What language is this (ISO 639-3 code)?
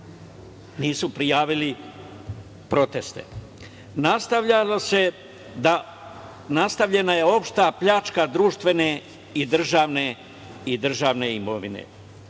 srp